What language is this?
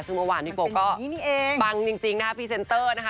Thai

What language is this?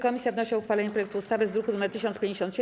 Polish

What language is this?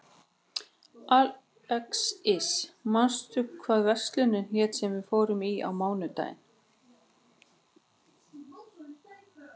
Icelandic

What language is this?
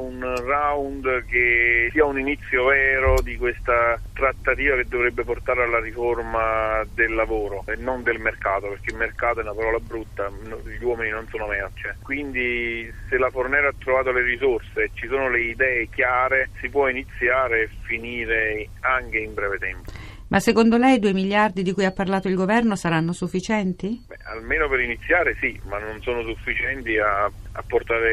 Italian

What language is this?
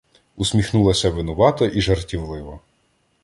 Ukrainian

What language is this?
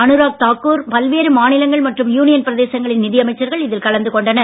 Tamil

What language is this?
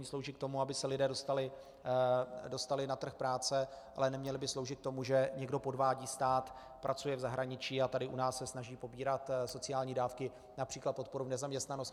Czech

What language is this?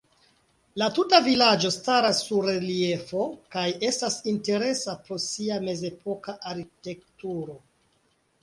Esperanto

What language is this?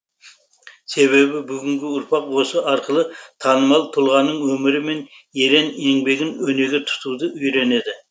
Kazakh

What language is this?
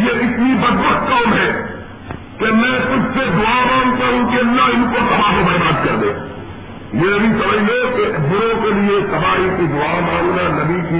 Urdu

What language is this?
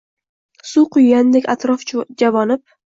Uzbek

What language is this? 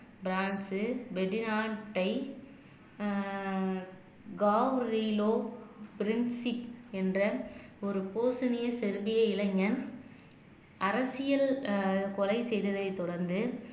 Tamil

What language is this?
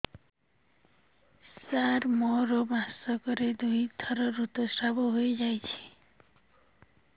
Odia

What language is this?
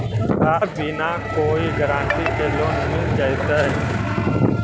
Magahi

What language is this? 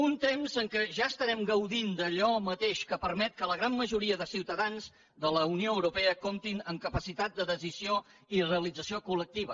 Catalan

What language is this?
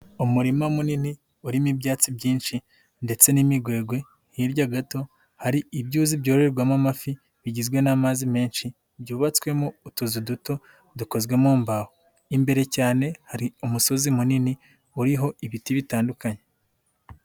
Kinyarwanda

